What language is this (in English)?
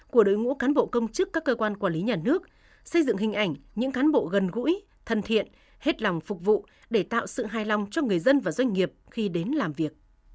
Vietnamese